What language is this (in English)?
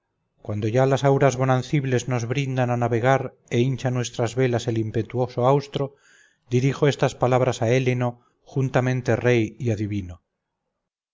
Spanish